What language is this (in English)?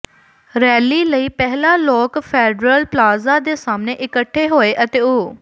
Punjabi